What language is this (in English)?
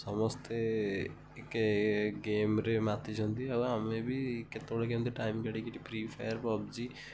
Odia